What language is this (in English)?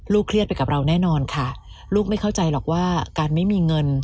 Thai